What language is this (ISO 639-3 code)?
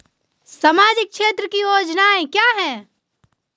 hin